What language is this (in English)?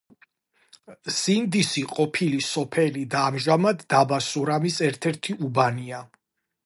Georgian